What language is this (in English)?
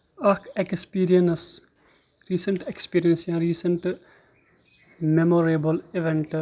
Kashmiri